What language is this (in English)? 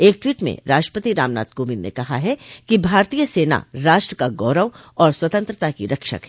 Hindi